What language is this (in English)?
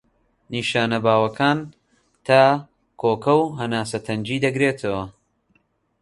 Central Kurdish